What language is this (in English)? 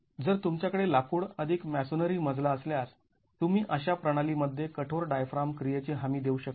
Marathi